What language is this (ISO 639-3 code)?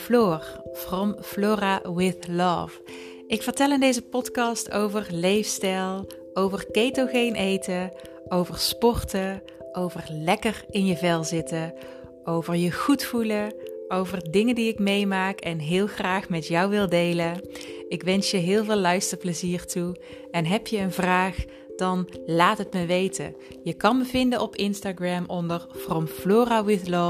nld